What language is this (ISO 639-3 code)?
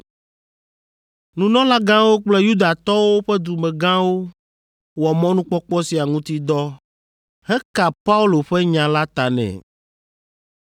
ewe